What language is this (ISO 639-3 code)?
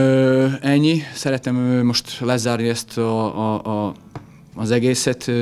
hun